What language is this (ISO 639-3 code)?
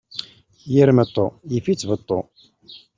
kab